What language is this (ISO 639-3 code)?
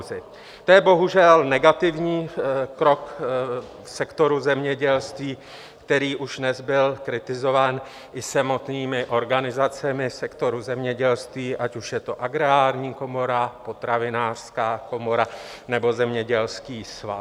ces